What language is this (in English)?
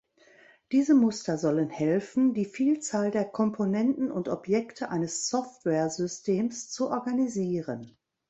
German